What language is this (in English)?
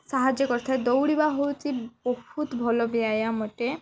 Odia